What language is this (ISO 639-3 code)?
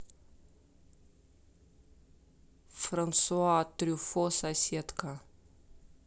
rus